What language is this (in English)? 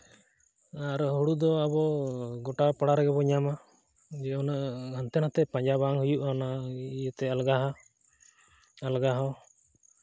Santali